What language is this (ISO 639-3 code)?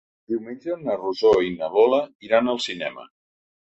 cat